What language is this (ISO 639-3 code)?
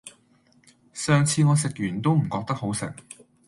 yue